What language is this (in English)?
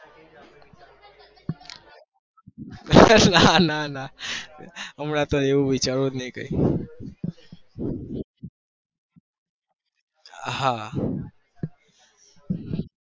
Gujarati